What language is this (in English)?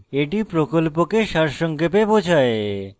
Bangla